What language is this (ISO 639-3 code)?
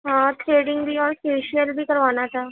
urd